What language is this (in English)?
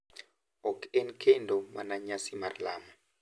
Luo (Kenya and Tanzania)